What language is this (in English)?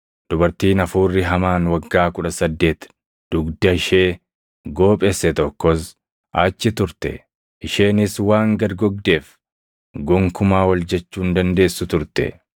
Oromo